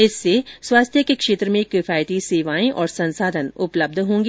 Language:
Hindi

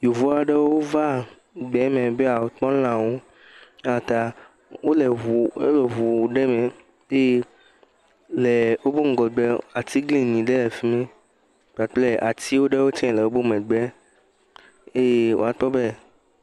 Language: Ewe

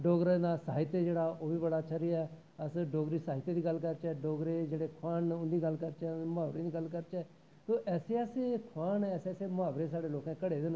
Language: Dogri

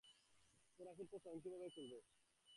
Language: Bangla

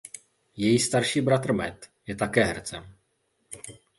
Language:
Czech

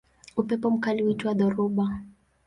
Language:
Swahili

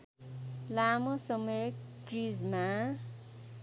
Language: Nepali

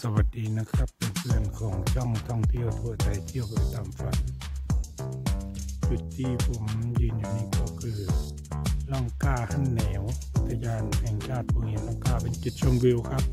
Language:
Thai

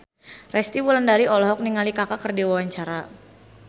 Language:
Sundanese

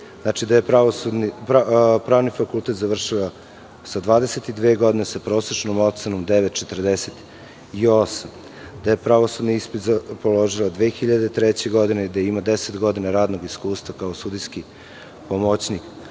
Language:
Serbian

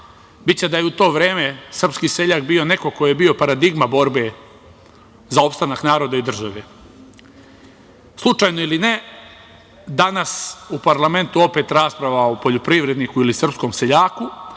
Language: Serbian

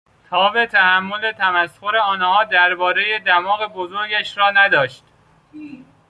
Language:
Persian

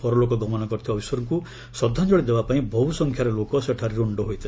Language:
Odia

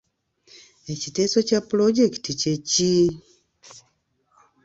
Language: Ganda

